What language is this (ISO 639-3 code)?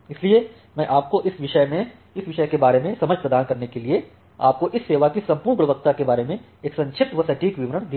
hin